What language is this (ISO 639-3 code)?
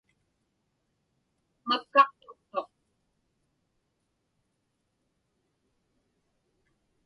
ipk